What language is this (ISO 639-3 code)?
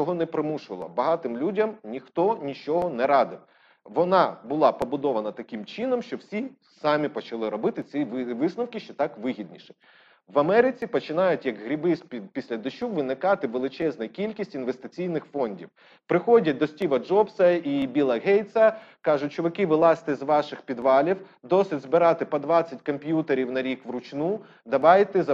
ukr